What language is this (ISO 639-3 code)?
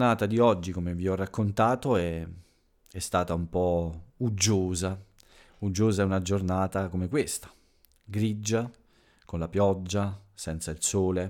ita